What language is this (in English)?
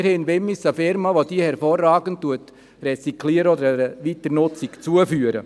Swiss German